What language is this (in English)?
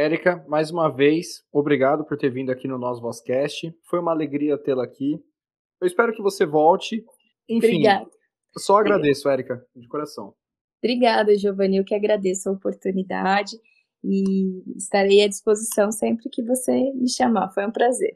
Portuguese